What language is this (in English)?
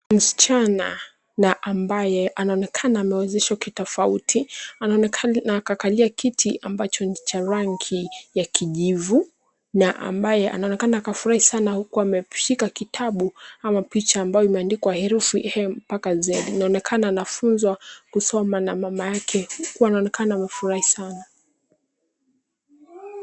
Swahili